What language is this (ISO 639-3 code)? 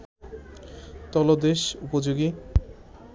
ben